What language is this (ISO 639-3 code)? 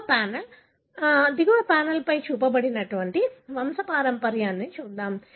tel